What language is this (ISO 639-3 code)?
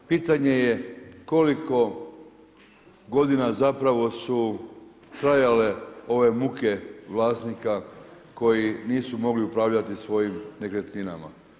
hrv